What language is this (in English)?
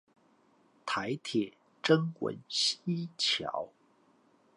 Chinese